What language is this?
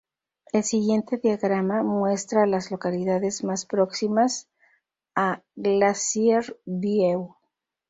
Spanish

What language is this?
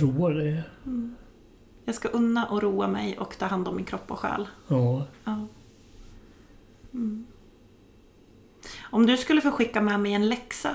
Swedish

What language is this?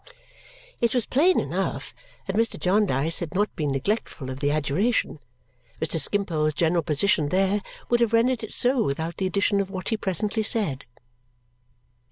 English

